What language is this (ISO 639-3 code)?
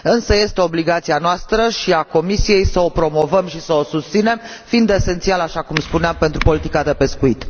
ron